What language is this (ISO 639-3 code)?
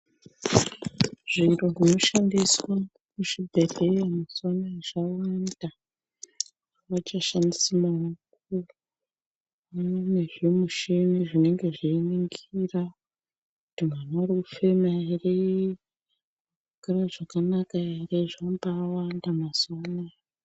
ndc